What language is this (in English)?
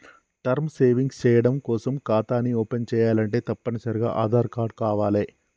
Telugu